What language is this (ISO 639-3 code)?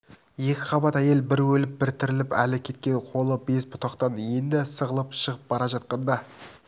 kaz